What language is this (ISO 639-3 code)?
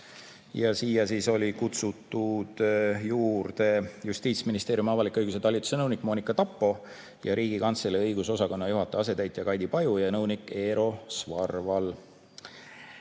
est